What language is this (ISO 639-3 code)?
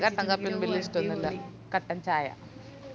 mal